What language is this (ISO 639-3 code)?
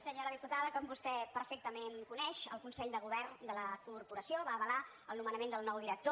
cat